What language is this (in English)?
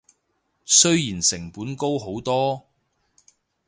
Cantonese